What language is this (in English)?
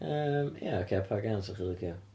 Welsh